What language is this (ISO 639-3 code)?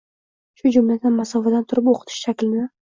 uzb